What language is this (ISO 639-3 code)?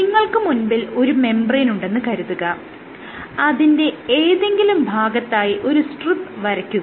mal